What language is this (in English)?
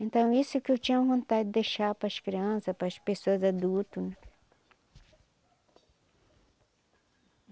Portuguese